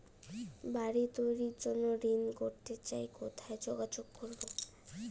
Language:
Bangla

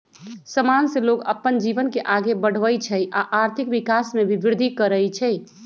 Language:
Magahi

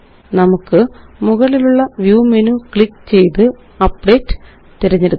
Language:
Malayalam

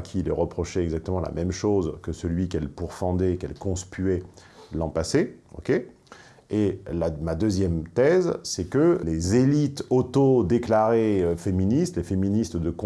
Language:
French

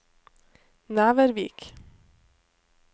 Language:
Norwegian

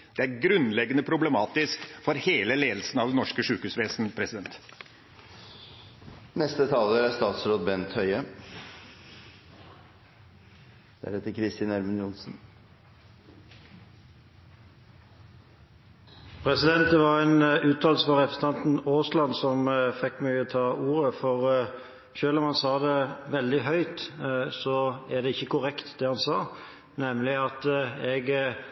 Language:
Norwegian Bokmål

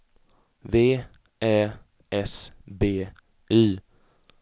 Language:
Swedish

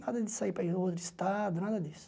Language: Portuguese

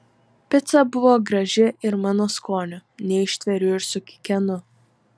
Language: Lithuanian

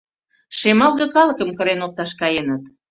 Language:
Mari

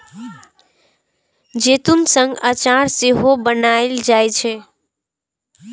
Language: Maithili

